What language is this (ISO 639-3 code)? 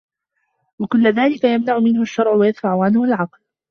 ara